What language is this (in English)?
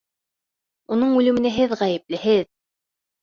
Bashkir